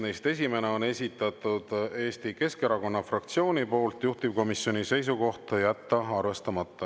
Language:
Estonian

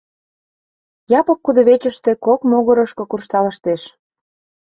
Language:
Mari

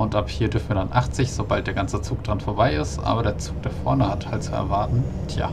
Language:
German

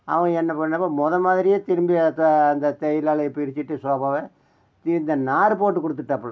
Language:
Tamil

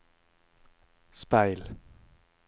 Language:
Norwegian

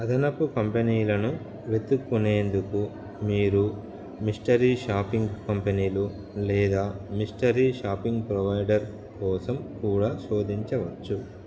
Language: Telugu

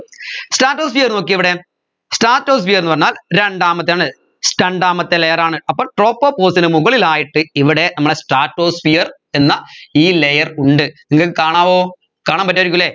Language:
Malayalam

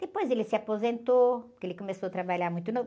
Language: Portuguese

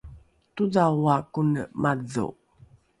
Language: Rukai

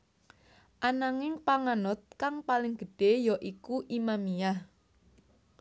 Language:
Javanese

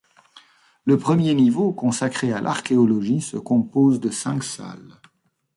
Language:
French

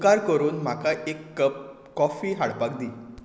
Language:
Konkani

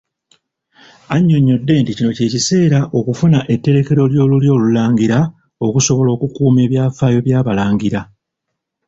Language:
Ganda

